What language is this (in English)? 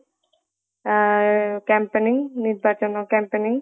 Odia